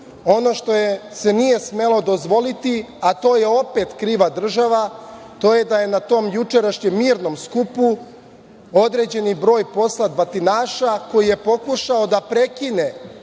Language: Serbian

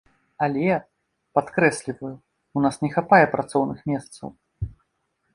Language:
Belarusian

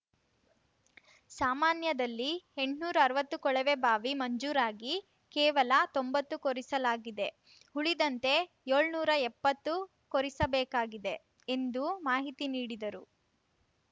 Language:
Kannada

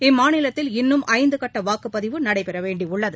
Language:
Tamil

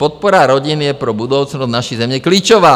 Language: Czech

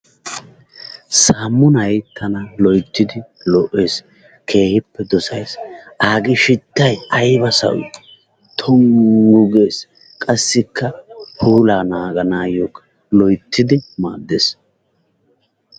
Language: Wolaytta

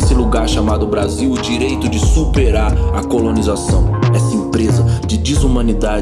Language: Portuguese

